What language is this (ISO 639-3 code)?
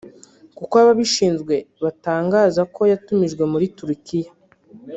kin